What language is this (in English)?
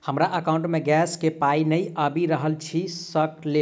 Maithili